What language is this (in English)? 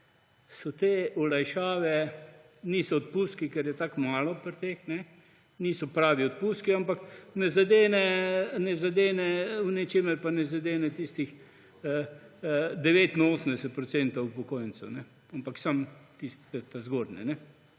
Slovenian